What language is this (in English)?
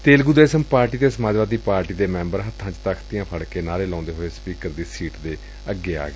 Punjabi